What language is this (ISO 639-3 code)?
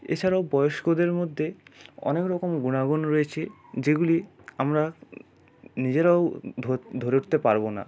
ben